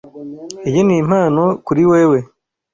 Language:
Kinyarwanda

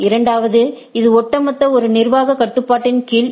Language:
Tamil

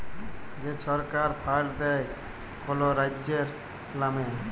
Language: Bangla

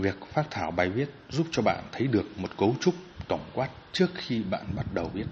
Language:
Vietnamese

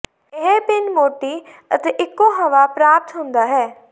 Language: Punjabi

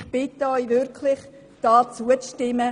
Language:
Swiss German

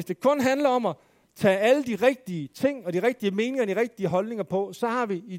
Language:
Danish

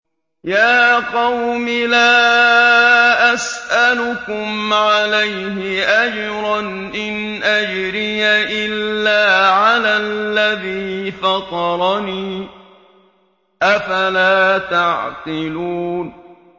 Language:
Arabic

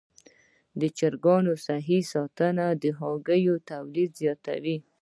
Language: Pashto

